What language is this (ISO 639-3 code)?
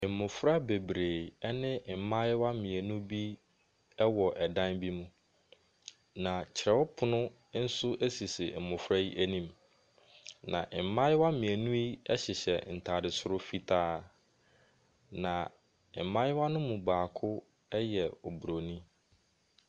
aka